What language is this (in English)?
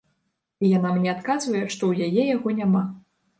Belarusian